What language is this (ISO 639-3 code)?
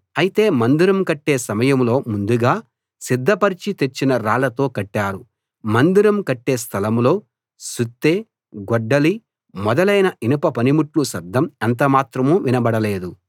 tel